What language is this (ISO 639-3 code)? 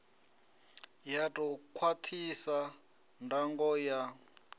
ven